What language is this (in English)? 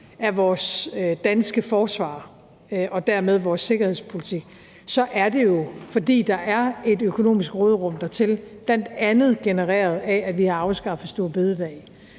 Danish